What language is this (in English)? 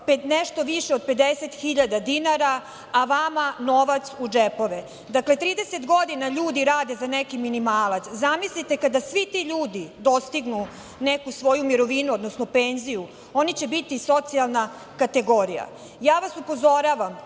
Serbian